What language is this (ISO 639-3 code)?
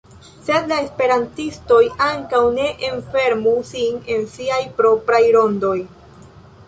epo